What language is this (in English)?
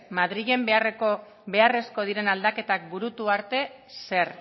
Basque